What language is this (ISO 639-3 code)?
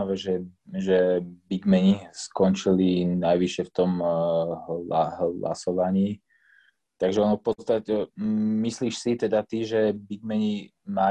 slk